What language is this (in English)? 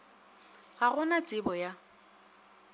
Northern Sotho